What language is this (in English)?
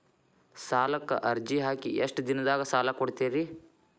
Kannada